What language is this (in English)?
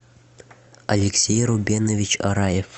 Russian